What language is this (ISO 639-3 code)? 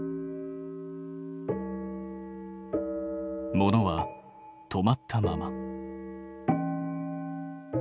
jpn